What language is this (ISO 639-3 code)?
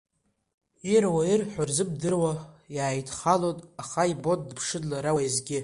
abk